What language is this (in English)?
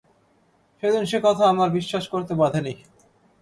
Bangla